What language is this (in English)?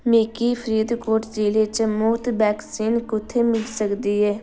Dogri